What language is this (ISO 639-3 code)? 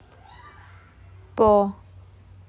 rus